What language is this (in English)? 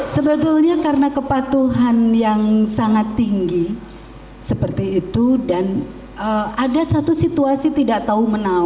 Indonesian